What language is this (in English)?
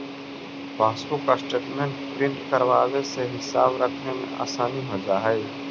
Magahi